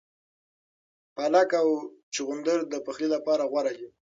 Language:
Pashto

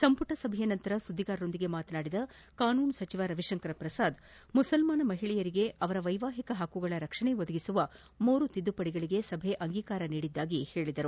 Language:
Kannada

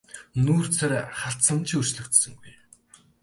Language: Mongolian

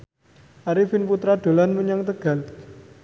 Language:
Javanese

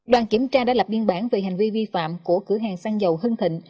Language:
Vietnamese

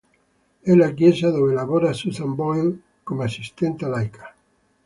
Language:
Italian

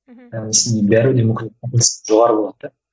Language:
Kazakh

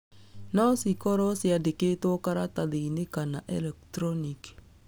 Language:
Kikuyu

